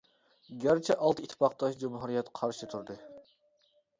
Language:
Uyghur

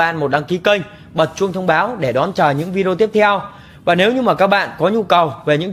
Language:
Vietnamese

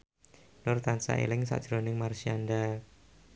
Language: Javanese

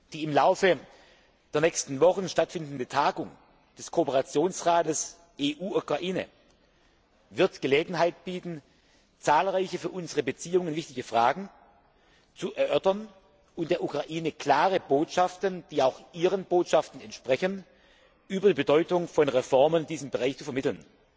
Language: German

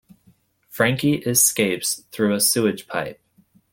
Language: English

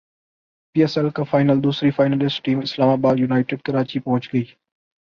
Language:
Urdu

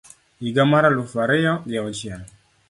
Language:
Luo (Kenya and Tanzania)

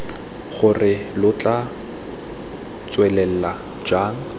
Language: Tswana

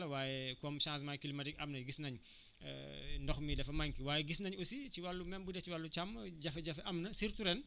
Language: Wolof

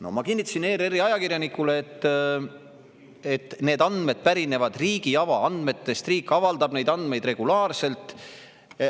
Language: Estonian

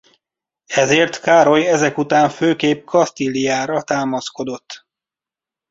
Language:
Hungarian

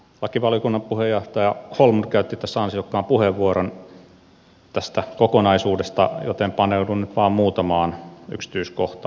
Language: Finnish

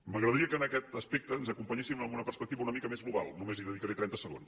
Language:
Catalan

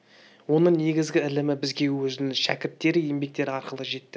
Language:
Kazakh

